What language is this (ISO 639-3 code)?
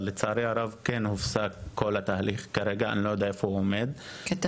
heb